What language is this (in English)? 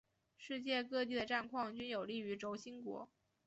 Chinese